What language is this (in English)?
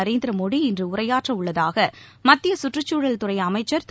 Tamil